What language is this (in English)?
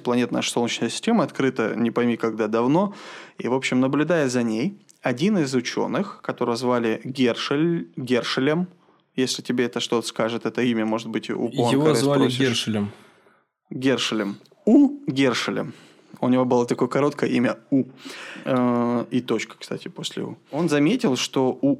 Russian